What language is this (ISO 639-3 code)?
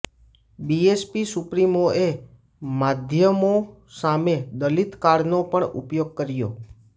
guj